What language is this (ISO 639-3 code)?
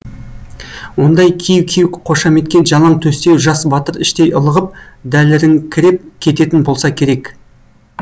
kaz